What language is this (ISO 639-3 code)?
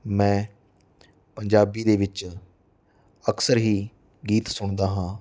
pan